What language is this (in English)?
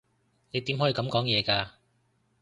Cantonese